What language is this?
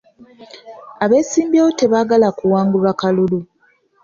Ganda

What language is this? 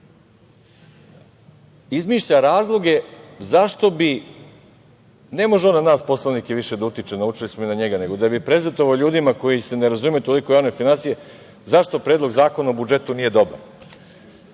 Serbian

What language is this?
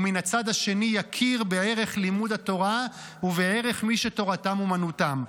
Hebrew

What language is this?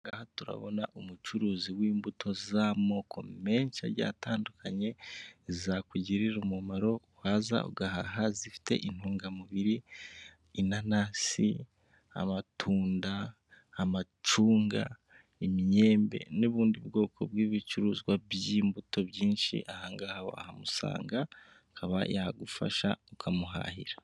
Kinyarwanda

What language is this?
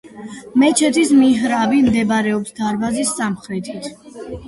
Georgian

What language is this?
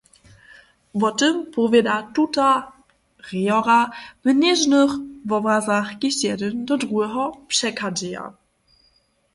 Upper Sorbian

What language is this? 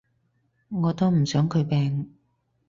Cantonese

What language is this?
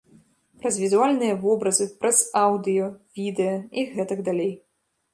Belarusian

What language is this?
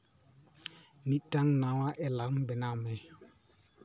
Santali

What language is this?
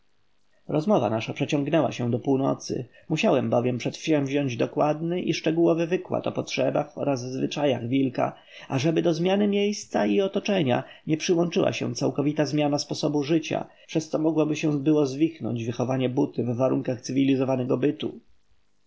Polish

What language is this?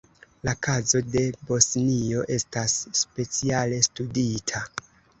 Esperanto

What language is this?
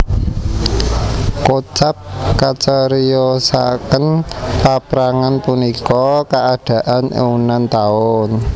Javanese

